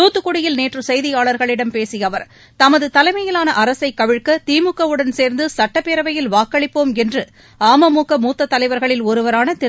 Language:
Tamil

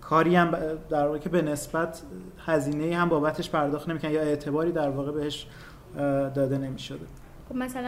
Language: Persian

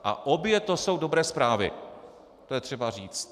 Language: Czech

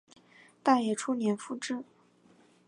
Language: Chinese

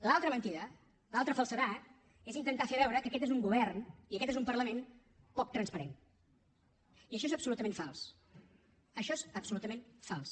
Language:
Catalan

